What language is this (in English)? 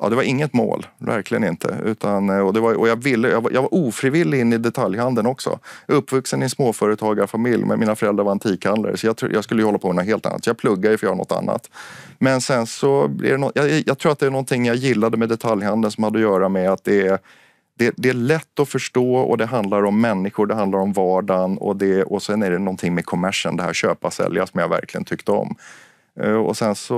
Swedish